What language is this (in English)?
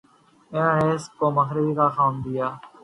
Urdu